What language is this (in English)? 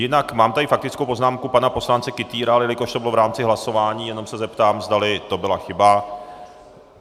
Czech